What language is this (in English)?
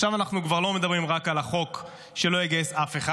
Hebrew